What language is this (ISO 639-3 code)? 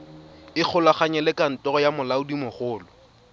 tsn